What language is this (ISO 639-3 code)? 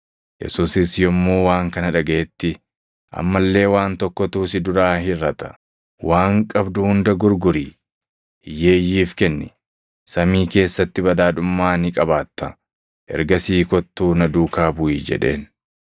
orm